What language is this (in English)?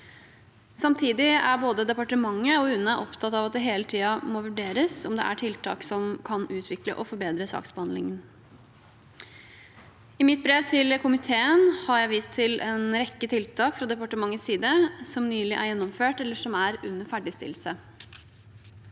Norwegian